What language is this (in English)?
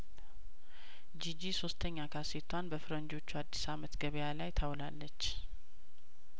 Amharic